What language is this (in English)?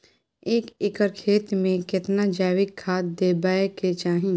Maithili